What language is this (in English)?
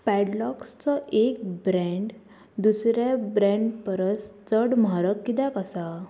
Konkani